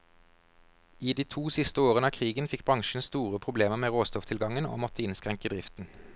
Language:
Norwegian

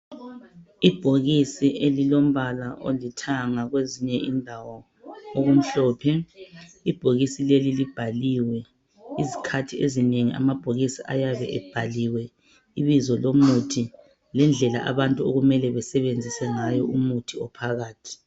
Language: North Ndebele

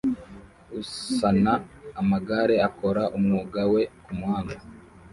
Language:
Kinyarwanda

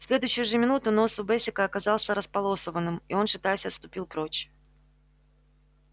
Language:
Russian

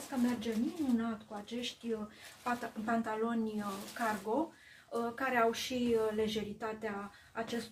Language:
Romanian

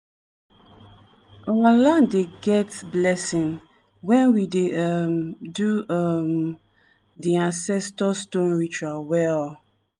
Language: Nigerian Pidgin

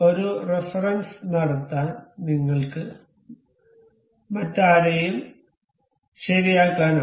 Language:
Malayalam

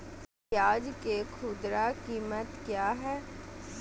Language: Magahi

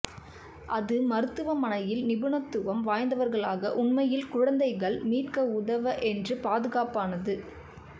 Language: Tamil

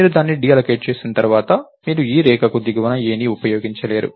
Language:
Telugu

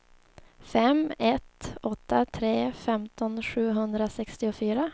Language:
Swedish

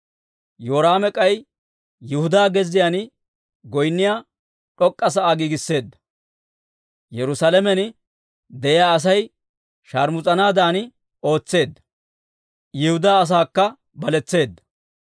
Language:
Dawro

